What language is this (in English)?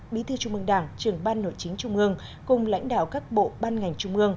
Vietnamese